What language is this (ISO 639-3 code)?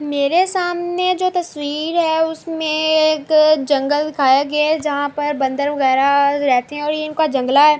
urd